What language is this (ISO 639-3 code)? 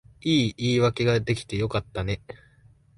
jpn